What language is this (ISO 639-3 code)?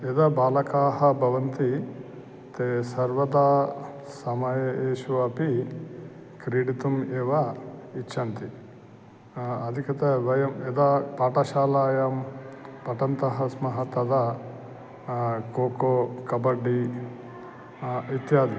san